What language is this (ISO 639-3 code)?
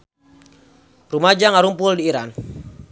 sun